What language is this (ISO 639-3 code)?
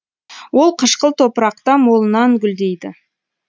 kaz